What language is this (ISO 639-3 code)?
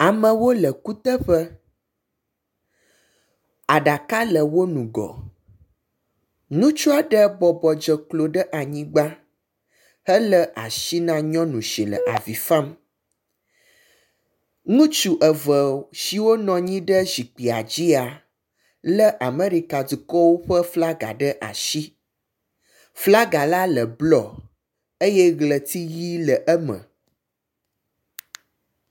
ewe